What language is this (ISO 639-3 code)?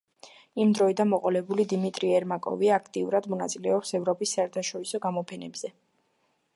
kat